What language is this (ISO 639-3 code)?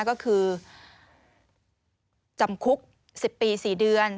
tha